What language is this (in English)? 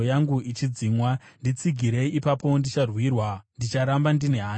Shona